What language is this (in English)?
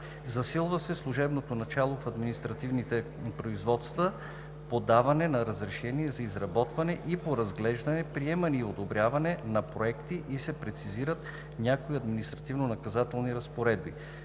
Bulgarian